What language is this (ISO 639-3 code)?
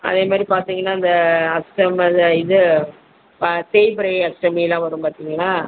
tam